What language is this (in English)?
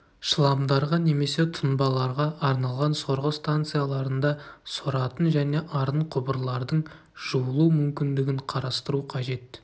Kazakh